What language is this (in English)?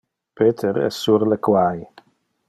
Interlingua